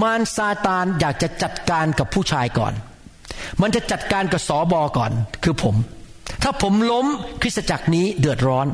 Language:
Thai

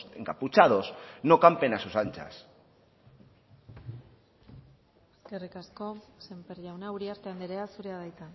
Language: Basque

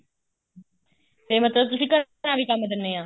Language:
Punjabi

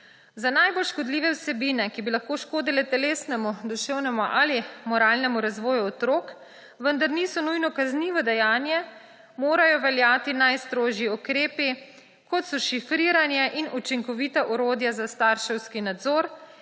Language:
Slovenian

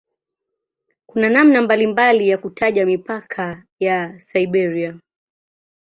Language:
Swahili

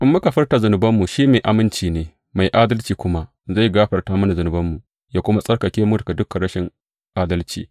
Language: Hausa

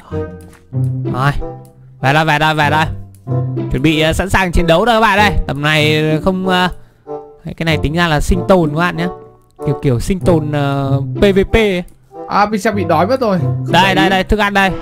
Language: Vietnamese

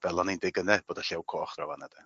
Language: Welsh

